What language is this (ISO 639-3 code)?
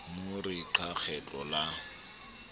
sot